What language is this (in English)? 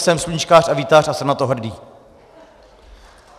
Czech